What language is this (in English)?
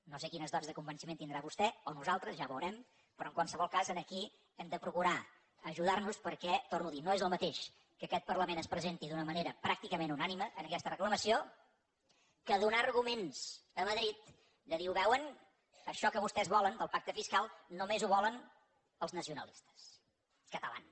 Catalan